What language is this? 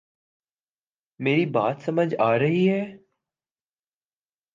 Urdu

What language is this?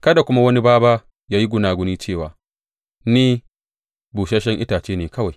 Hausa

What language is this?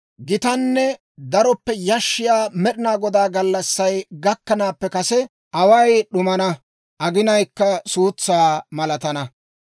Dawro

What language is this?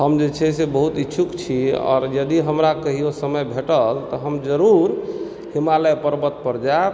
Maithili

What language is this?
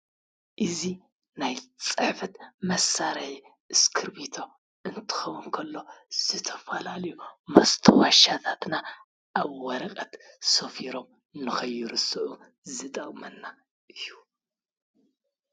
Tigrinya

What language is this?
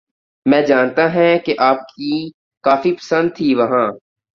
Urdu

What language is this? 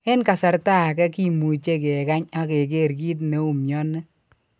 Kalenjin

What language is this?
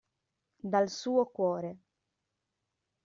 Italian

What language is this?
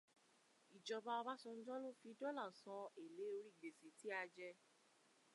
Yoruba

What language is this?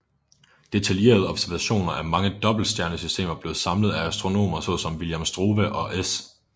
Danish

